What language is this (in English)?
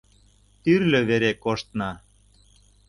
Mari